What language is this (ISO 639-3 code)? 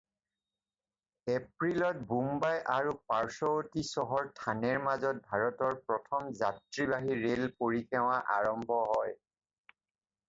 asm